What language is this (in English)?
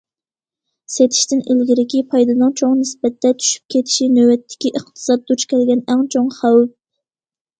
Uyghur